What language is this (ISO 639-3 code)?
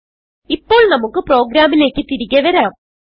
mal